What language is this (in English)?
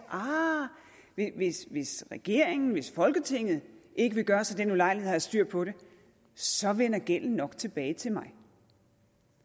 Danish